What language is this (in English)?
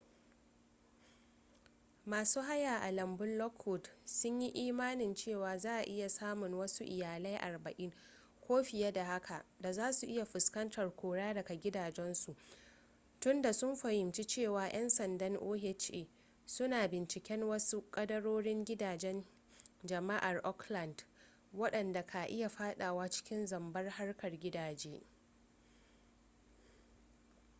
Hausa